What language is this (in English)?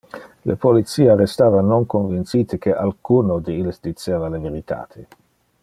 Interlingua